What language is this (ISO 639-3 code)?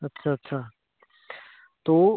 doi